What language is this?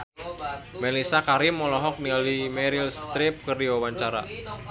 Sundanese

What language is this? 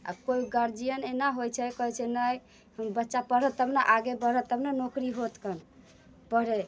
Maithili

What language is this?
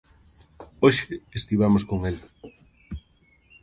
Galician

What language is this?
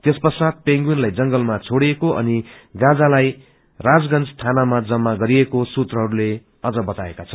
Nepali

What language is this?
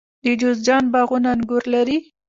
Pashto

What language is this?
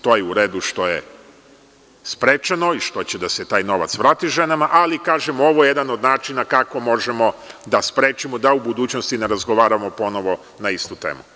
Serbian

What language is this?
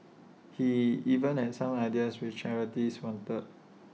English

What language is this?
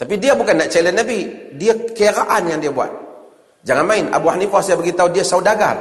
Malay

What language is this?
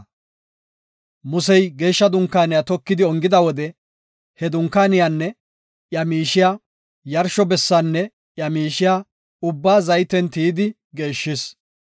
Gofa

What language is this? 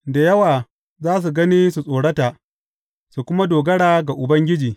Hausa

